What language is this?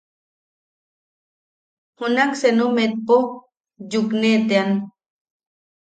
Yaqui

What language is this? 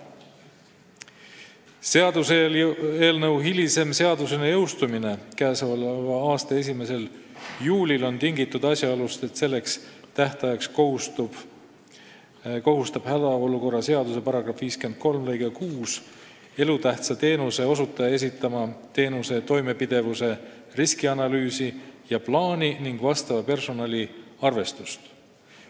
Estonian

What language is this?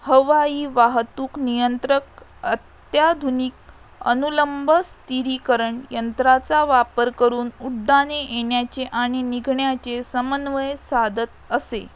Marathi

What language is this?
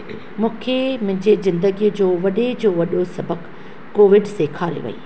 Sindhi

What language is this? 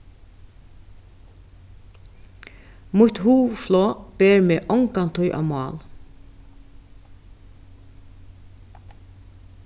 Faroese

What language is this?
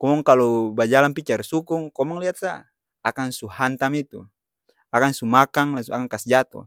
Ambonese Malay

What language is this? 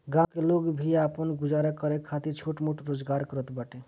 Bhojpuri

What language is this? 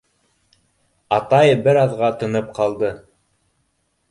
Bashkir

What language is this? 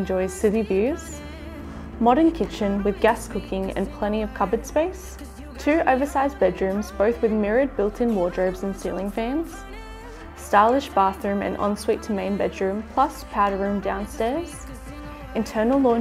English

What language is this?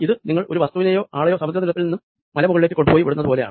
Malayalam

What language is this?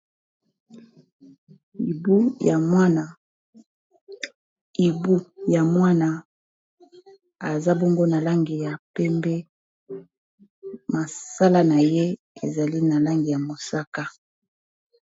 Lingala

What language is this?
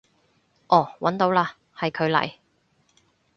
Cantonese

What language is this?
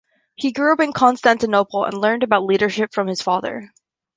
English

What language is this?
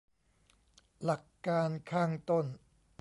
Thai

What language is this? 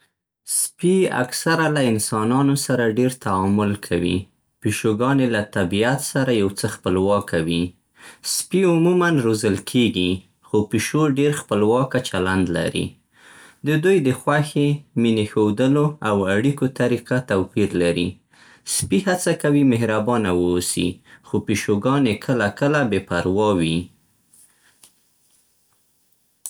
Central Pashto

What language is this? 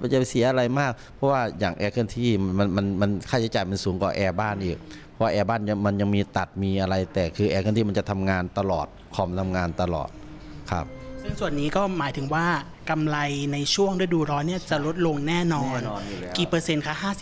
Thai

